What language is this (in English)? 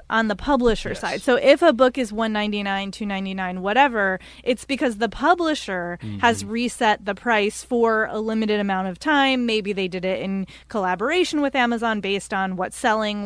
English